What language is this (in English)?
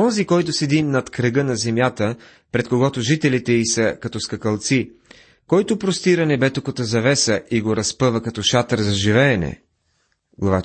Bulgarian